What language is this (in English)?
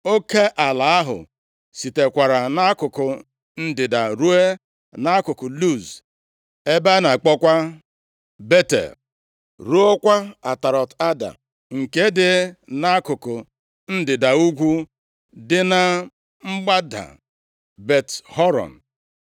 Igbo